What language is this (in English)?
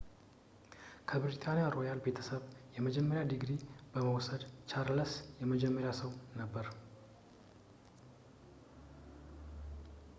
Amharic